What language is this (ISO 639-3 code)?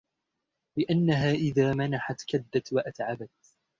ara